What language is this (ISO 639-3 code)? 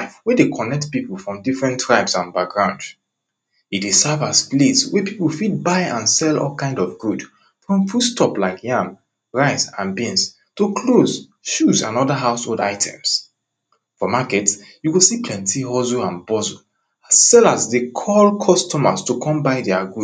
pcm